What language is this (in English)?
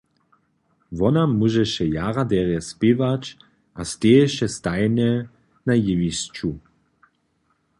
Upper Sorbian